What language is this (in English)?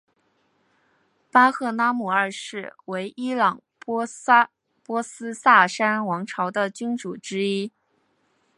Chinese